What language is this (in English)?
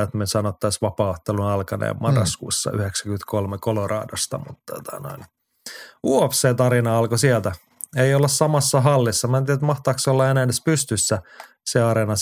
Finnish